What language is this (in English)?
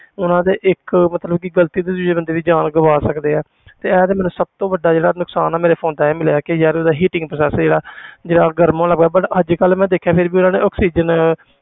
Punjabi